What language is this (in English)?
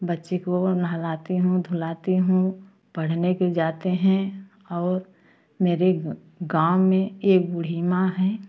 Hindi